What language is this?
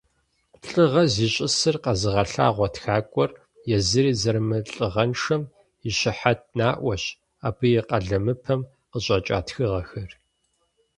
Kabardian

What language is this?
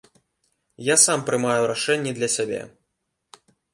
Belarusian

